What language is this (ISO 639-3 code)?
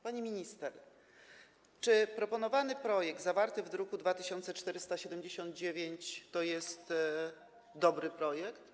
pol